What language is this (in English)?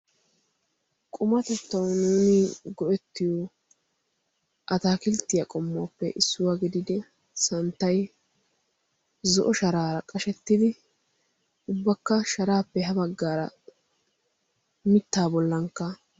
Wolaytta